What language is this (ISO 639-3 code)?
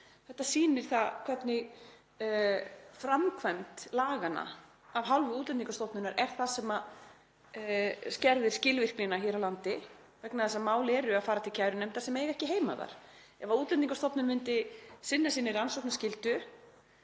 isl